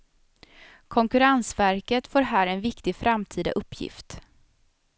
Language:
Swedish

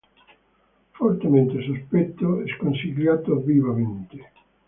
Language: Italian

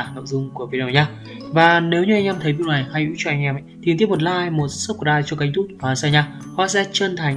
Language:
Vietnamese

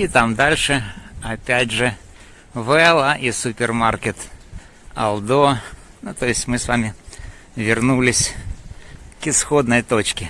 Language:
Russian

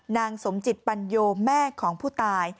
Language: Thai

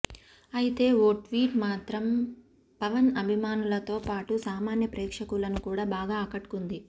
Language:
Telugu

